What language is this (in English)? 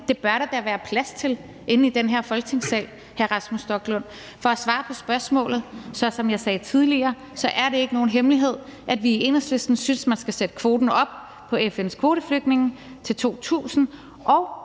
Danish